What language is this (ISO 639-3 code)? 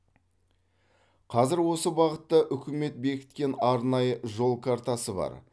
kaz